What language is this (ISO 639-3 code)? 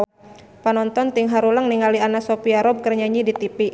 sun